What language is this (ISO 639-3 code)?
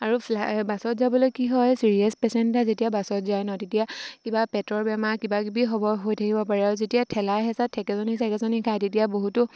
asm